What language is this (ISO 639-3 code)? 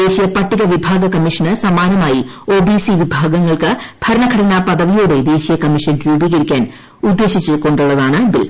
mal